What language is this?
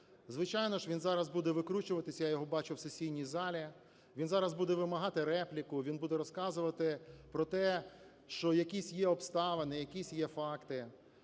Ukrainian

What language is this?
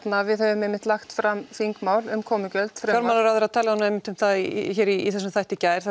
Icelandic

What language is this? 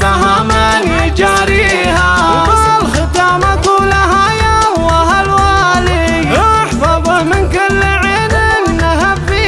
Arabic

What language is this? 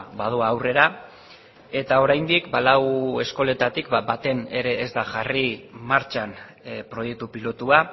Basque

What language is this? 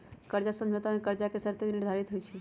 Magahi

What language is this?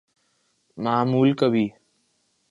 Urdu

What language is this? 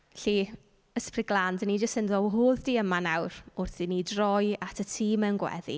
Welsh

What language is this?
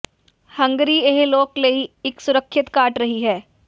Punjabi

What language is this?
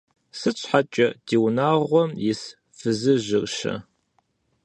Kabardian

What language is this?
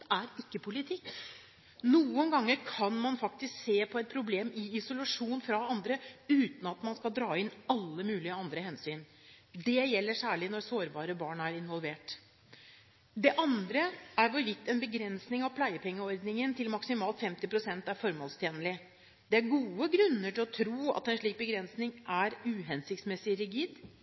Norwegian Bokmål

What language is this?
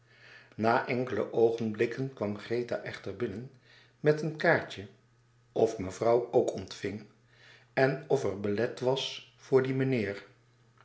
Dutch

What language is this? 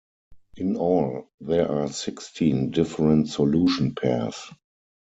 English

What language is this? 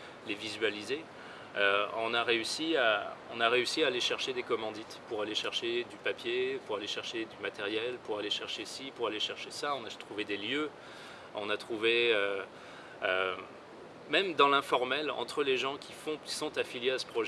French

